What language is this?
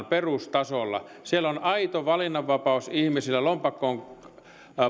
Finnish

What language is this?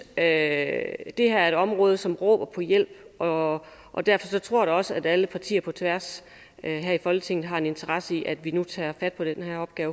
Danish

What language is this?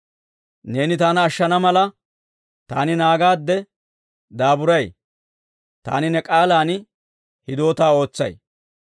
Dawro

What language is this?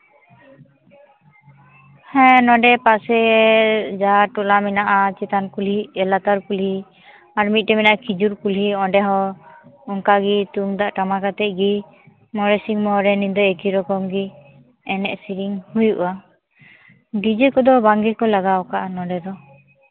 Santali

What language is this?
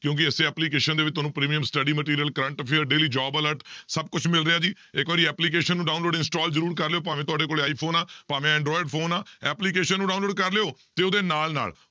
Punjabi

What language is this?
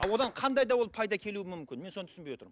Kazakh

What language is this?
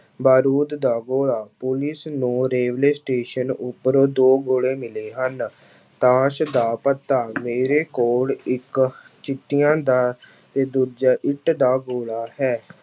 Punjabi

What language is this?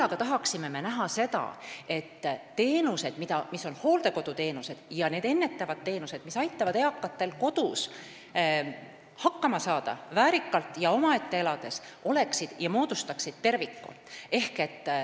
Estonian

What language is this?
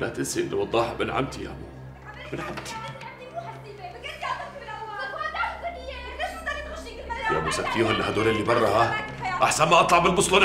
Arabic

